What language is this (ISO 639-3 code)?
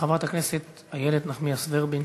heb